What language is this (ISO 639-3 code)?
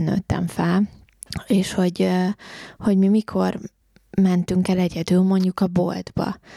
hun